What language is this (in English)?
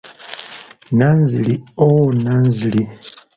Ganda